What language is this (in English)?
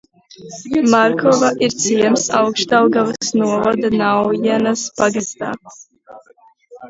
Latvian